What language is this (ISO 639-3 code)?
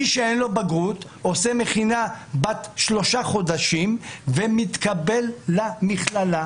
heb